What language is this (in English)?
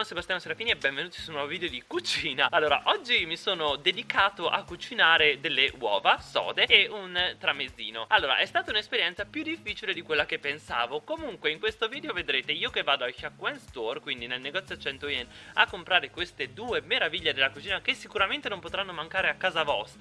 Italian